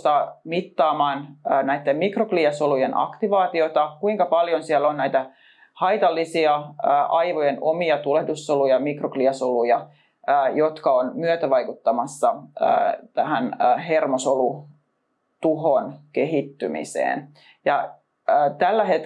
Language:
Finnish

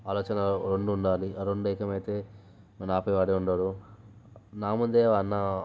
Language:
Telugu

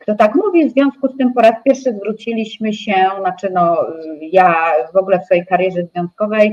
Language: Polish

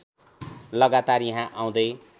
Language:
Nepali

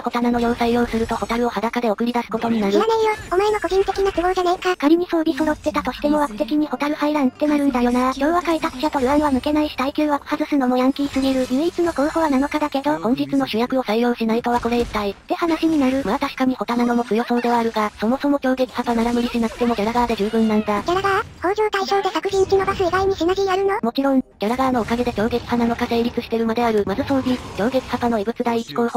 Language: Japanese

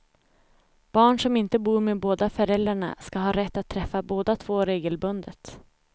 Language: Swedish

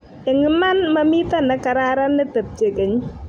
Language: Kalenjin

